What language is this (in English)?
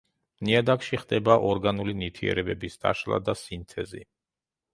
Georgian